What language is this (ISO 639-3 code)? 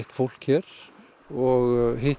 isl